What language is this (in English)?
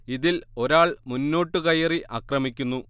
Malayalam